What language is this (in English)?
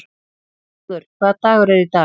Icelandic